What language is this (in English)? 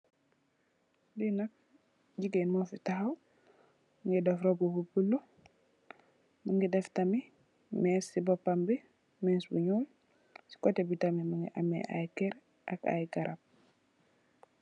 Wolof